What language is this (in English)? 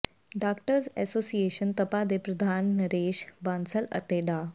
Punjabi